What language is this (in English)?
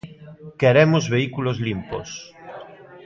Galician